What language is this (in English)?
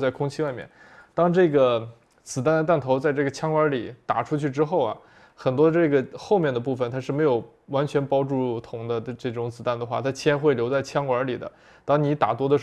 Chinese